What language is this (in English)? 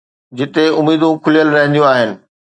Sindhi